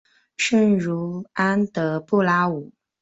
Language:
Chinese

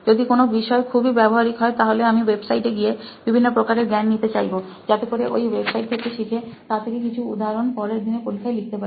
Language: Bangla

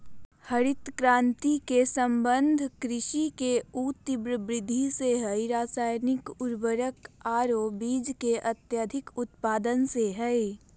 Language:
Magahi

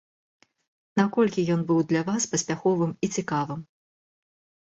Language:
Belarusian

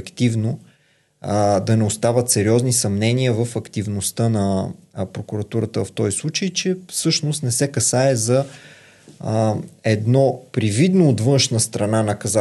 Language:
Bulgarian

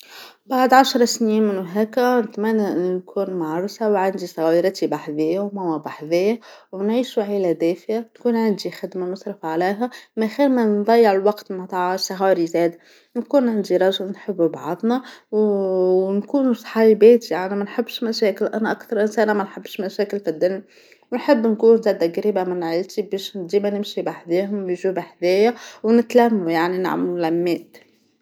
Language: Tunisian Arabic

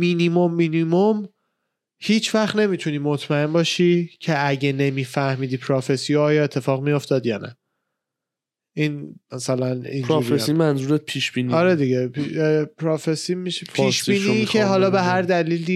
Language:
Persian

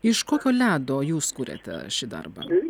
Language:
Lithuanian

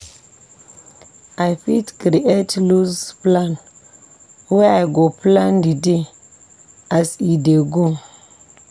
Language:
Nigerian Pidgin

